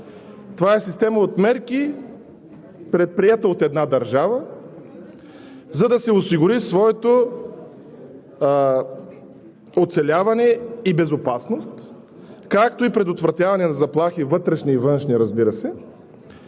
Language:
Bulgarian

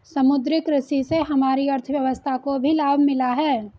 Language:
Hindi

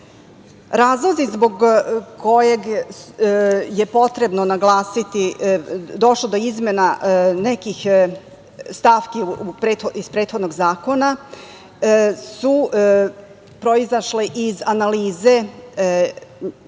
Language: Serbian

